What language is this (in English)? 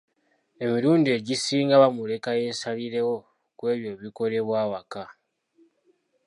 Ganda